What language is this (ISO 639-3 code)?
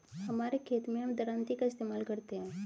hin